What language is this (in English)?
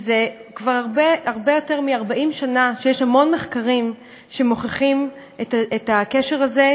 Hebrew